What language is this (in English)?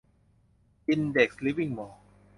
Thai